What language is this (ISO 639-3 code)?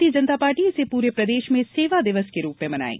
hin